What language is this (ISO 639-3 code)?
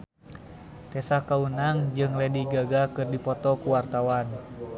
sun